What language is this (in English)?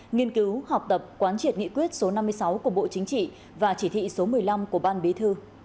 Vietnamese